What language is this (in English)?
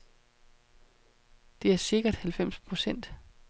Danish